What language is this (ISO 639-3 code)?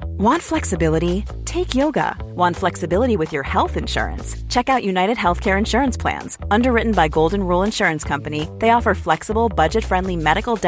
swe